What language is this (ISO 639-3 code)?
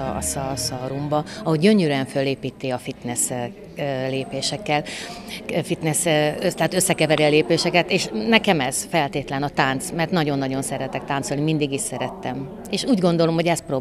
hun